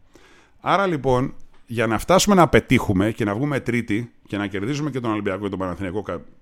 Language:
Greek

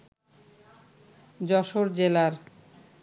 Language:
Bangla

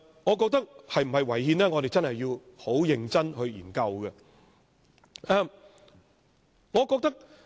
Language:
Cantonese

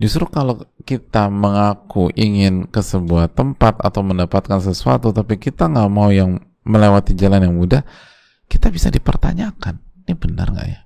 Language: Indonesian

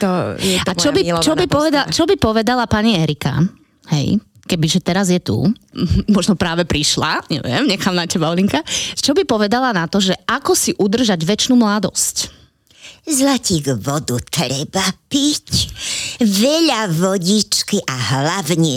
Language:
Slovak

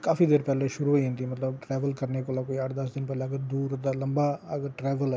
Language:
Dogri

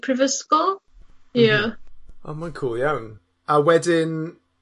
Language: Welsh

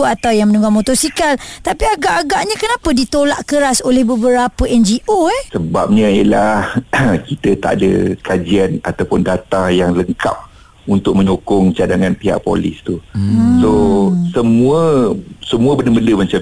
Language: Malay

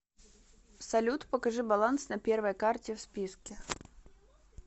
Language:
Russian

